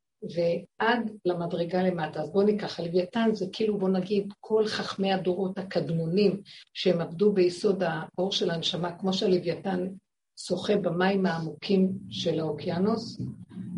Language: Hebrew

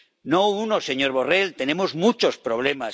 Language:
Spanish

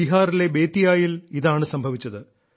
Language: Malayalam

